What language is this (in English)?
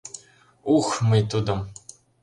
Mari